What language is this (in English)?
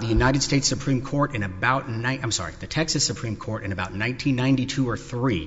English